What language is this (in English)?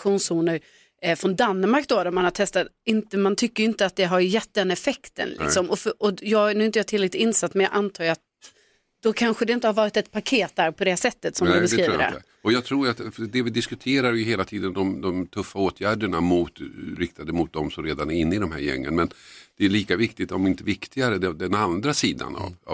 Swedish